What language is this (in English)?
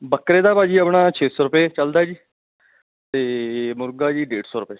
Punjabi